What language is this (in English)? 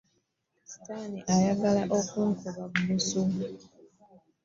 Ganda